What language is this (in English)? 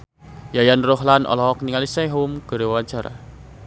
Sundanese